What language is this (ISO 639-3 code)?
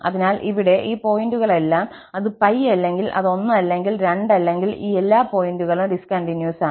mal